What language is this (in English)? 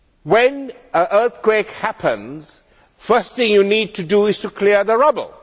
English